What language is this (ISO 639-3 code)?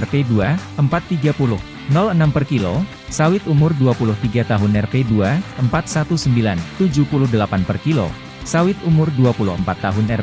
ind